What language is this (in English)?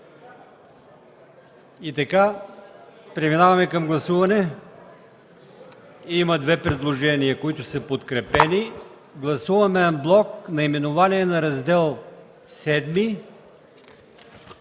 Bulgarian